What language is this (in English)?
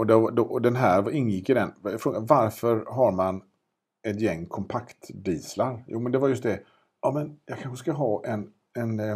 Swedish